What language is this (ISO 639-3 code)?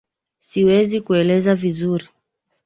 swa